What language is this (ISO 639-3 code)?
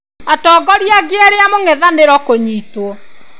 kik